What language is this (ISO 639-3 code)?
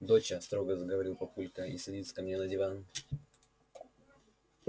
rus